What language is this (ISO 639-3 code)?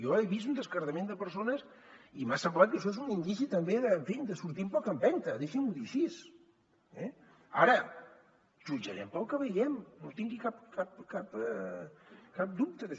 cat